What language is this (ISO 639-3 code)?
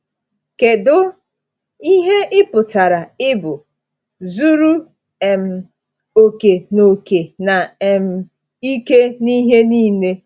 ibo